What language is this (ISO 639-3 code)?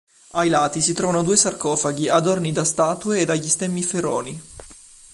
ita